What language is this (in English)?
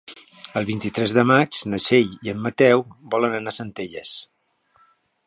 Catalan